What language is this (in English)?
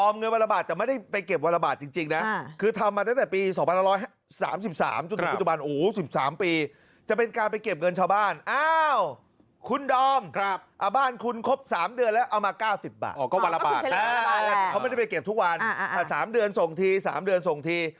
Thai